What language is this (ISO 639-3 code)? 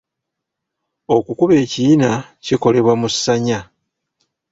lug